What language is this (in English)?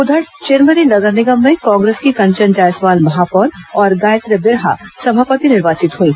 Hindi